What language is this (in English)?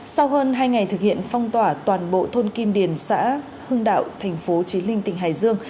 Vietnamese